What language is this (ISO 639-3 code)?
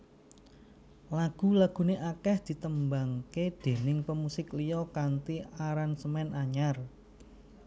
jav